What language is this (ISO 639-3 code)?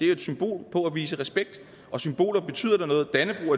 dan